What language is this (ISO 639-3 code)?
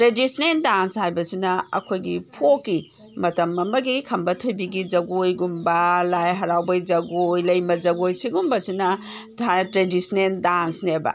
mni